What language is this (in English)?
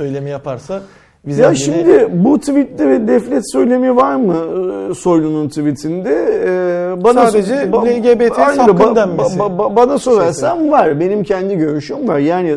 Turkish